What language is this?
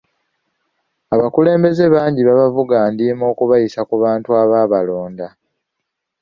Ganda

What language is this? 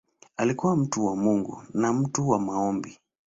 Swahili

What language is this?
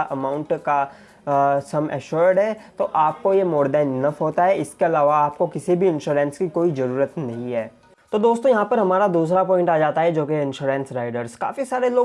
Hindi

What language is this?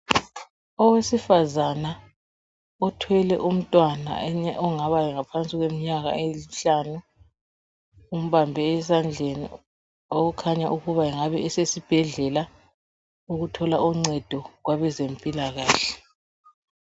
North Ndebele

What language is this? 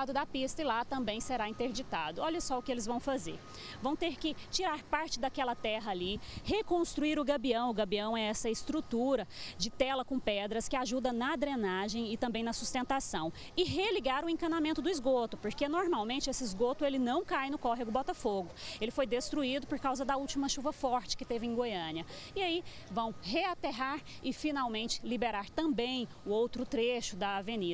Portuguese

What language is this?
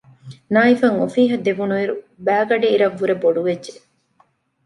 Divehi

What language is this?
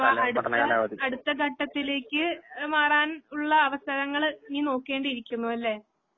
Malayalam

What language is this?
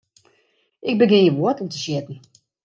Western Frisian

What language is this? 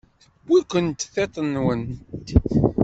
Kabyle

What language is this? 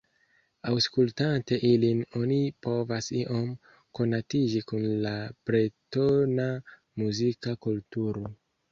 Esperanto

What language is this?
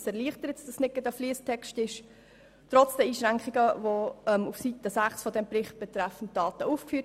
Swiss German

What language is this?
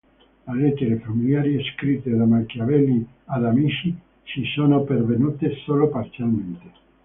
Italian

